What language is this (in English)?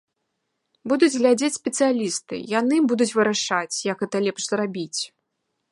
Belarusian